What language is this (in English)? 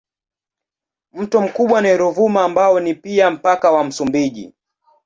Swahili